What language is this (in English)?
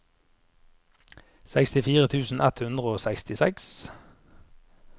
Norwegian